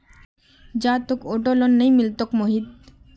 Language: Magahi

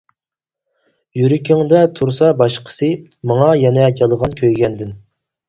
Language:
Uyghur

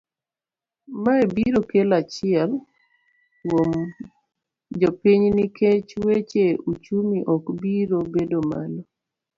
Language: Luo (Kenya and Tanzania)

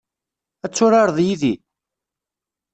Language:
Kabyle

